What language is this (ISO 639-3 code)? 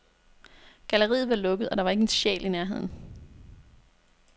dan